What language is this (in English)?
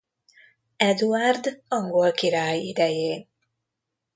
Hungarian